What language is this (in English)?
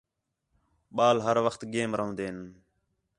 Khetrani